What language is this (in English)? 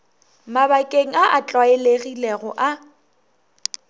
Northern Sotho